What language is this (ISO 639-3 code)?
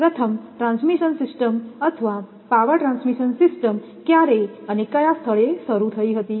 guj